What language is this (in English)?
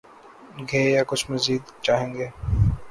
Urdu